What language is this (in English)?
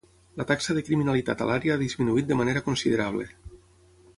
Catalan